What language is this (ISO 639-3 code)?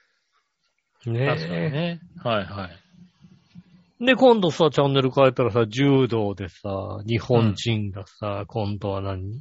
jpn